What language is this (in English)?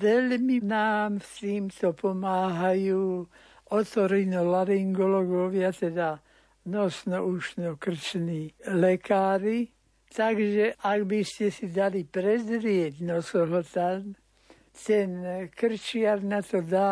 Slovak